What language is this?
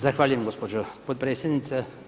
Croatian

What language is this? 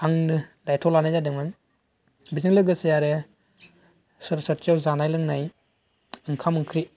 Bodo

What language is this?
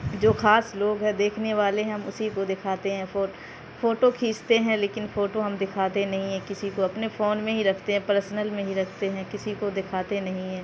Urdu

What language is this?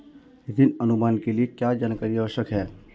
Hindi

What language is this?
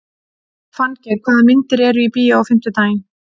Icelandic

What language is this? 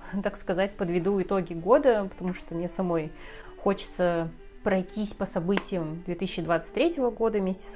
Russian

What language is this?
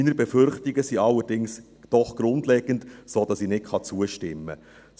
Swiss German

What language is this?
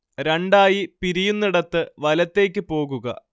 Malayalam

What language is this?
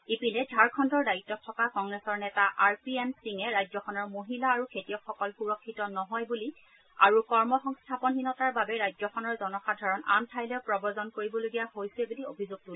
Assamese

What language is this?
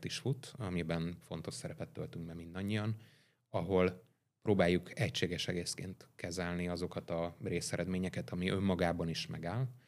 Hungarian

